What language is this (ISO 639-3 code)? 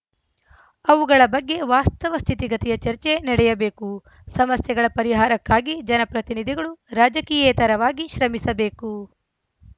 kan